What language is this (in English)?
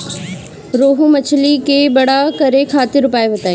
Bhojpuri